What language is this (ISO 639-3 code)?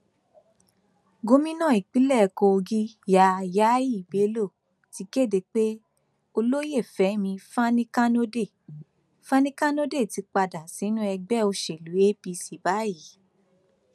yor